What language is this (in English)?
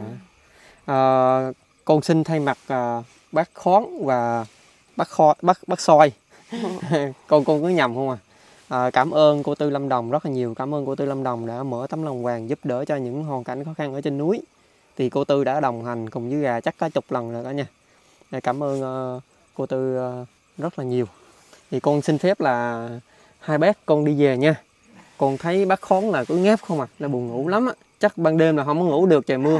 Vietnamese